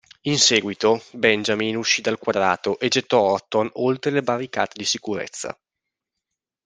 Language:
Italian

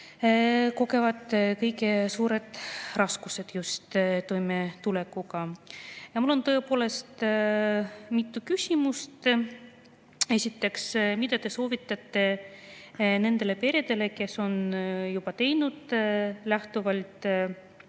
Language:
Estonian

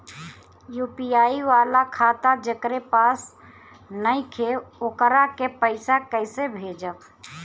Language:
Bhojpuri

